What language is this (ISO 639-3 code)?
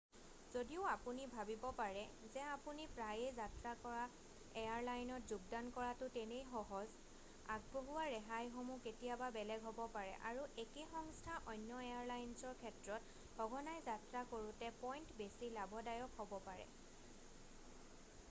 asm